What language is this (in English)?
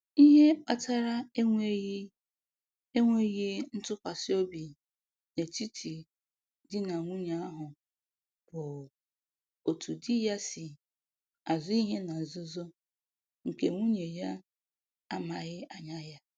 Igbo